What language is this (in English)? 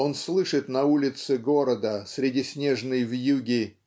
Russian